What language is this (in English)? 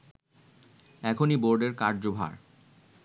Bangla